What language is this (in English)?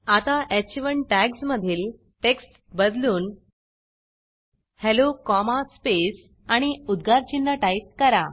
Marathi